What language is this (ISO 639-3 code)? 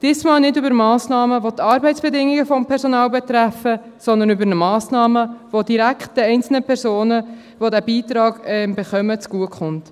gsw